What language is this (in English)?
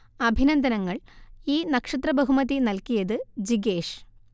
Malayalam